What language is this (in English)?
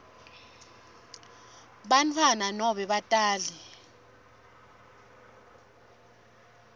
Swati